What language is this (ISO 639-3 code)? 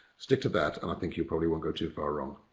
eng